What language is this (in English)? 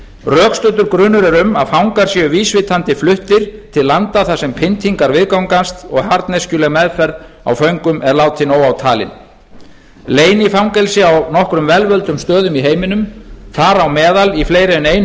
Icelandic